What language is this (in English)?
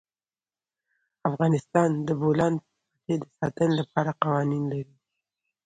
Pashto